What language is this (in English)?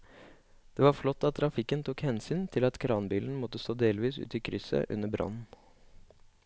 Norwegian